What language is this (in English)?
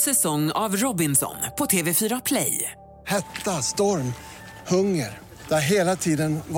Swedish